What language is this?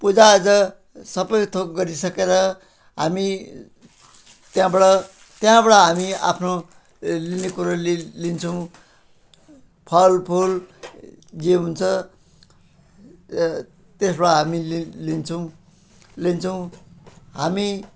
Nepali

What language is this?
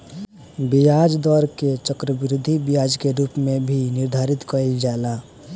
Bhojpuri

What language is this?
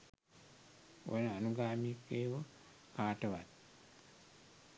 Sinhala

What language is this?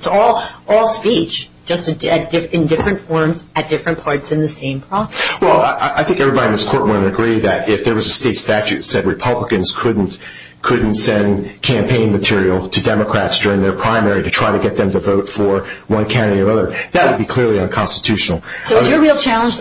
English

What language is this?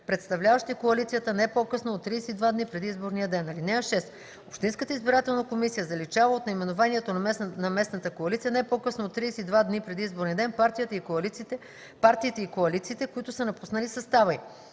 Bulgarian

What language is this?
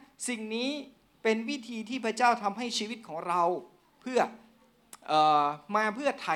Thai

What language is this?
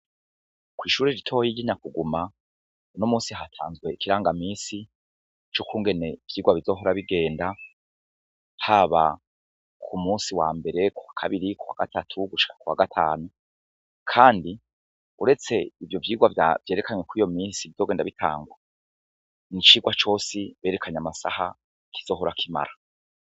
Rundi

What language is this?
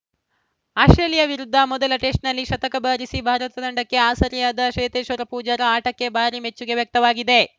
Kannada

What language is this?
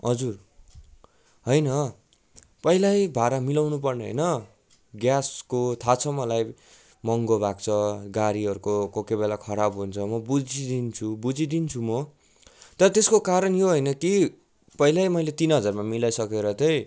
Nepali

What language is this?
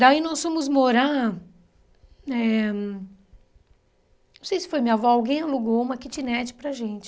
Portuguese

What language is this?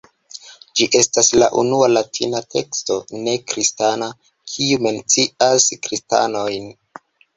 Esperanto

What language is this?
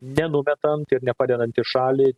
Lithuanian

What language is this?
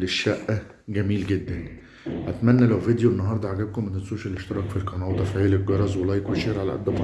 Arabic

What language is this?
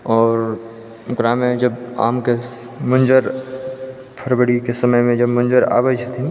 Maithili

